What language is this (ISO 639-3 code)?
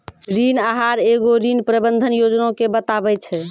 mai